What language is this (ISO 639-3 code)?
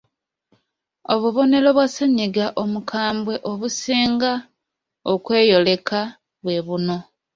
lug